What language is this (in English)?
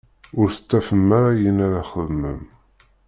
Kabyle